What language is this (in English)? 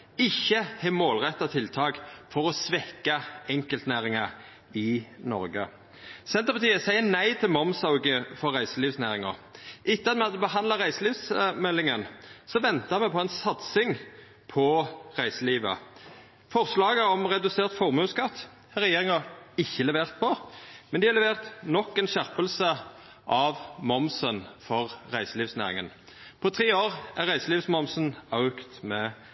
Norwegian Nynorsk